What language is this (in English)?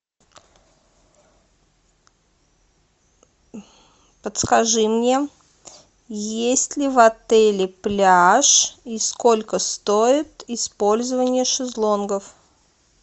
Russian